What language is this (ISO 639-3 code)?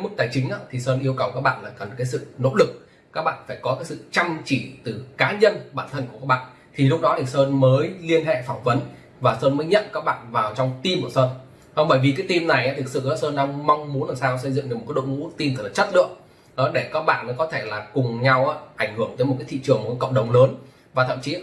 vie